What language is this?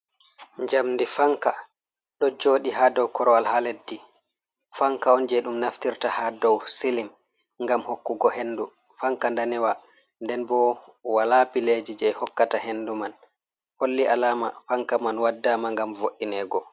Fula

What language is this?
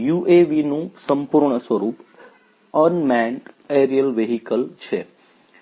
Gujarati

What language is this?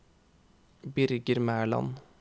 Norwegian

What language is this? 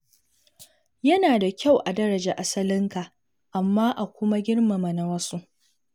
Hausa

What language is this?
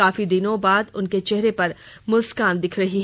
Hindi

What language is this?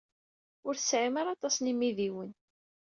Kabyle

